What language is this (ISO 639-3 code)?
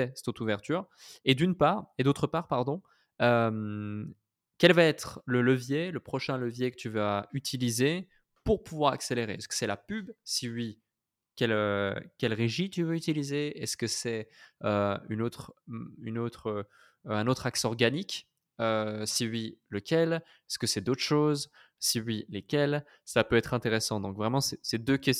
fra